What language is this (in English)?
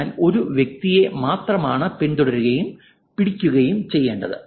Malayalam